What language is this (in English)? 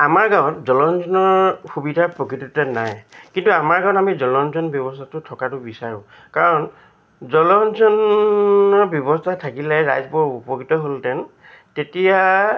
Assamese